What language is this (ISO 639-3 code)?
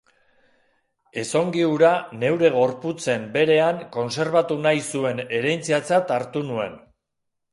eus